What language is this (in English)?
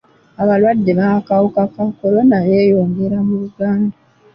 Ganda